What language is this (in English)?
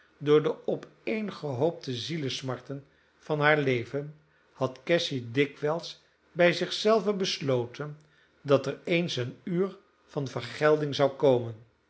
Dutch